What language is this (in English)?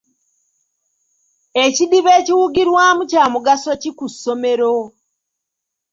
Ganda